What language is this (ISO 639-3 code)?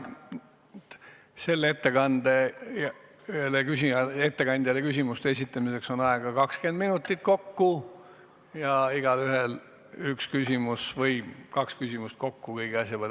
est